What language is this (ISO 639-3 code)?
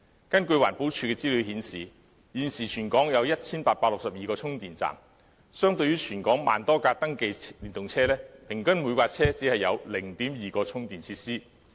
yue